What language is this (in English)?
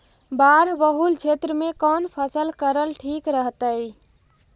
Magahi